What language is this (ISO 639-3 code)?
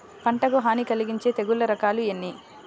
tel